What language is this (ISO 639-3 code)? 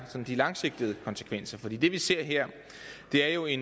dan